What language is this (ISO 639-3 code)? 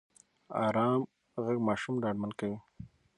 pus